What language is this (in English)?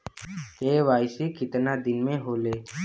Bhojpuri